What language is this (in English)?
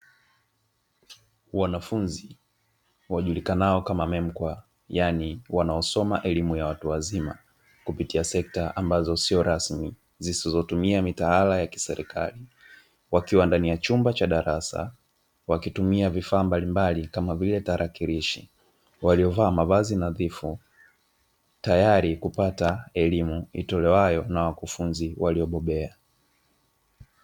Swahili